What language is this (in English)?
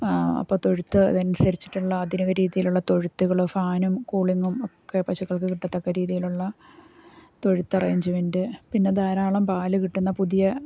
Malayalam